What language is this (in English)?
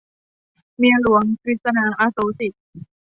Thai